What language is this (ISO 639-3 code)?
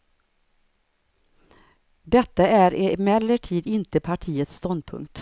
swe